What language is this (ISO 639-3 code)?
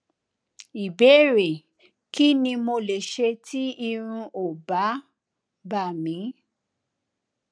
yor